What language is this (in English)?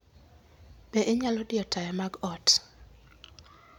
Luo (Kenya and Tanzania)